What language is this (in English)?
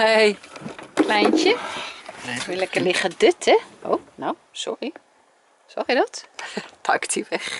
Dutch